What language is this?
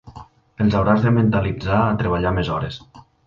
Catalan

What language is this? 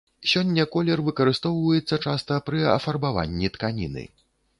Belarusian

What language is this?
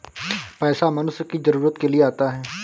Hindi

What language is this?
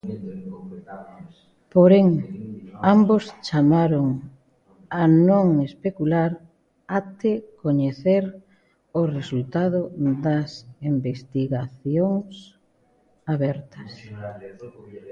Galician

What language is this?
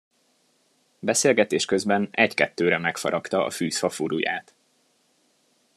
Hungarian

